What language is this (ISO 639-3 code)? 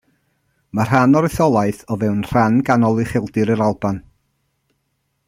cym